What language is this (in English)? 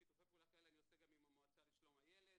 Hebrew